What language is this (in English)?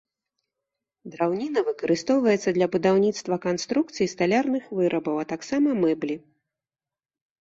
Belarusian